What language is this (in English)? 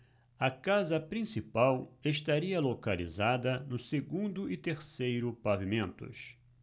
Portuguese